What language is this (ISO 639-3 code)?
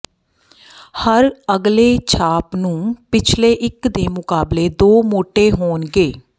pan